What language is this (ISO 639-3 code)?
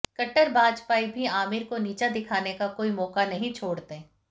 hin